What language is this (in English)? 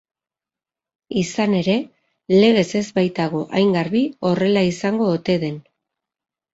Basque